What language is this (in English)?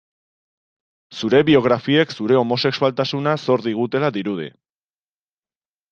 Basque